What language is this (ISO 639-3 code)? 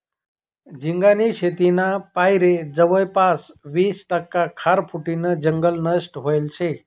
mar